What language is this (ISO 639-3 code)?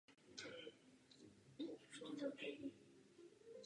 ces